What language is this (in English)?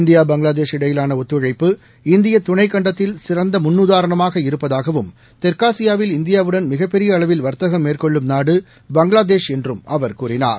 Tamil